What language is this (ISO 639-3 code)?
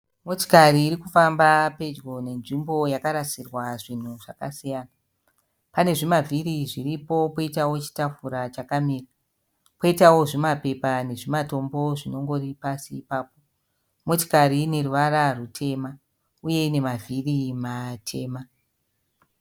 sna